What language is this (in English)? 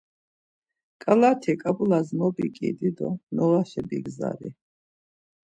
Laz